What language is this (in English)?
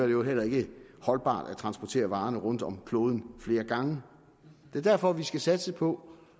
Danish